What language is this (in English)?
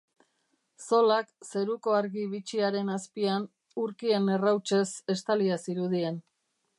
Basque